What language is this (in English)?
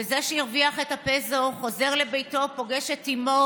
Hebrew